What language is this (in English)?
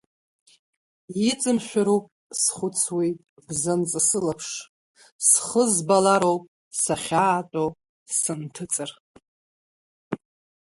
Abkhazian